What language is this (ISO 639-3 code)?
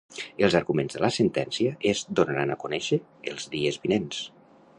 cat